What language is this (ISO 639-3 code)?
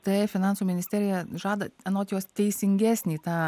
lit